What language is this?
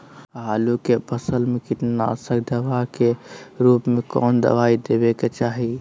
Magahi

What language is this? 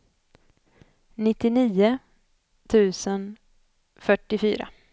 Swedish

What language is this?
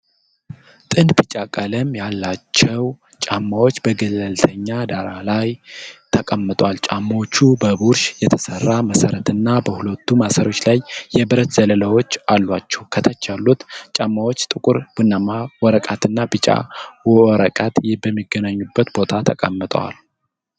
Amharic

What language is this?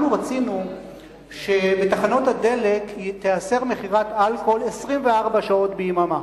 Hebrew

